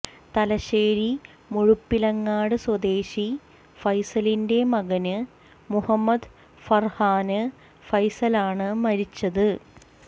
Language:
Malayalam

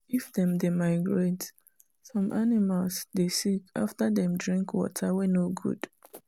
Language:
Nigerian Pidgin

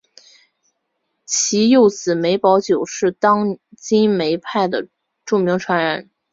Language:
Chinese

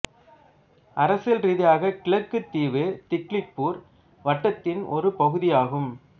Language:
Tamil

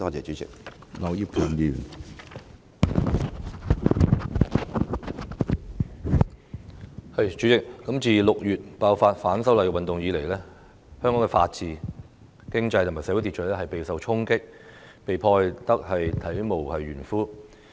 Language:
Cantonese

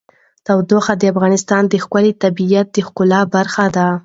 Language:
Pashto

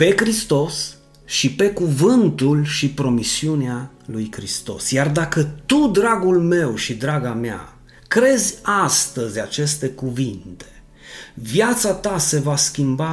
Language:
Romanian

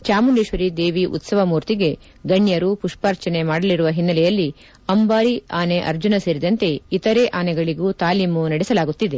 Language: Kannada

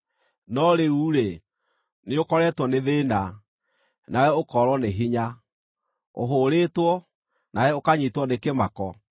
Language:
Kikuyu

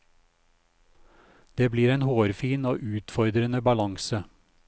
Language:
Norwegian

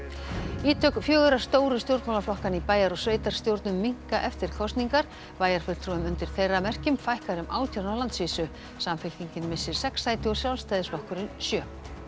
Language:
Icelandic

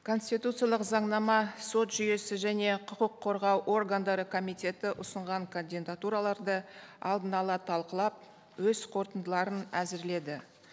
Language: Kazakh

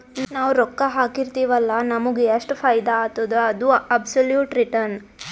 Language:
Kannada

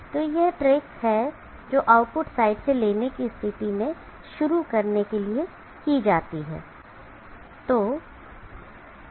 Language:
Hindi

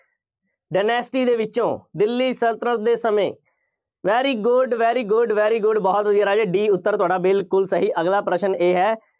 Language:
Punjabi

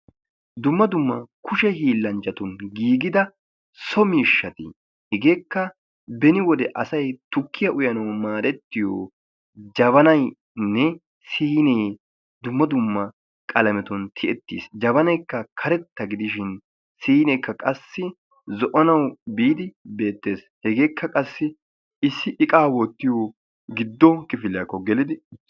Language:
Wolaytta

